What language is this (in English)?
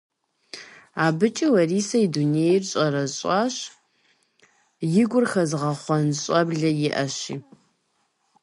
Kabardian